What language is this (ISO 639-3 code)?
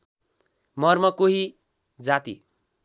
nep